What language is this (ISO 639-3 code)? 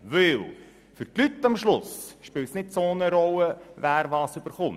gsw